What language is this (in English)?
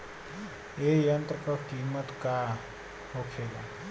Bhojpuri